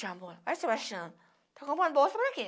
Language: Portuguese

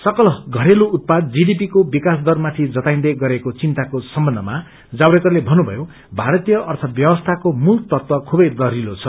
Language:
Nepali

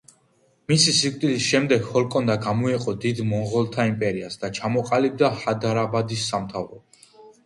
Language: Georgian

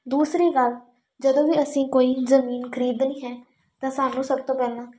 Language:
Punjabi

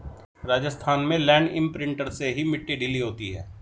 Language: Hindi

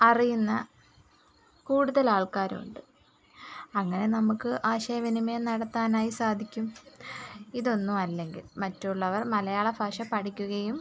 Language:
Malayalam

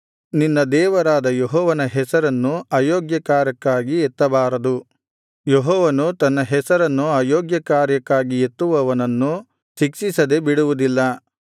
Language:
Kannada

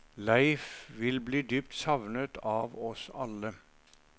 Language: Norwegian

